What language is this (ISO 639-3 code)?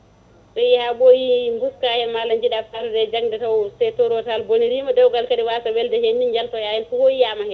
ful